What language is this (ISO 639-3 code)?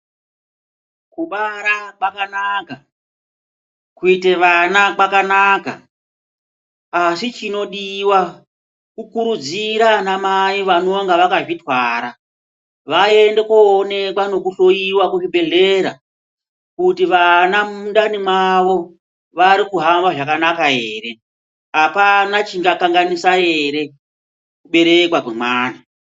ndc